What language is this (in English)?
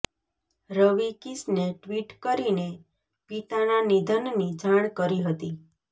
Gujarati